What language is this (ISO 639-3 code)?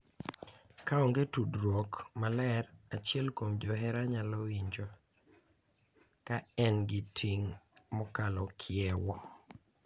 luo